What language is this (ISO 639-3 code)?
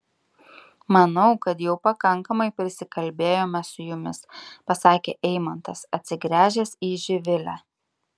lit